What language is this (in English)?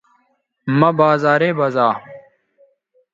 Bateri